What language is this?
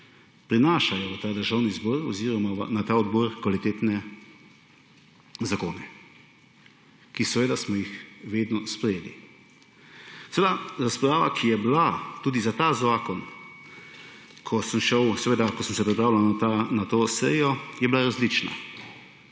Slovenian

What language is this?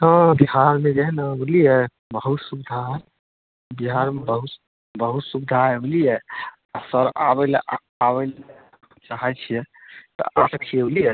Maithili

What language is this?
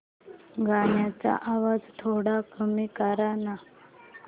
Marathi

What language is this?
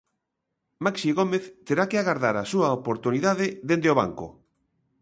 Galician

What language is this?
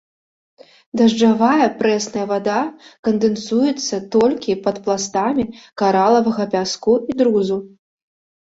Belarusian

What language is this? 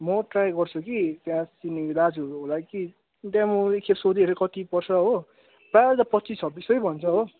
Nepali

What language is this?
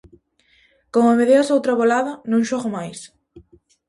Galician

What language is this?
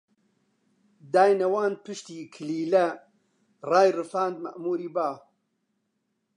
Central Kurdish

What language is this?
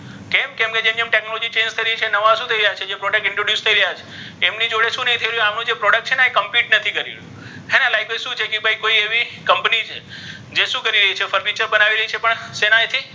Gujarati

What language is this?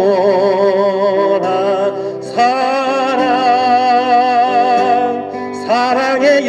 Korean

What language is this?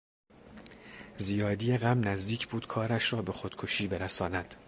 Persian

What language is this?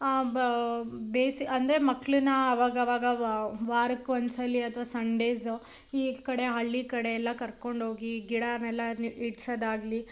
Kannada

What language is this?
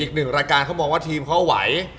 Thai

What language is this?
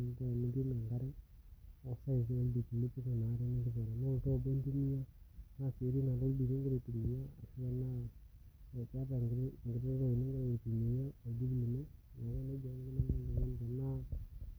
Masai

